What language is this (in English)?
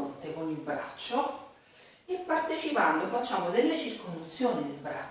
Italian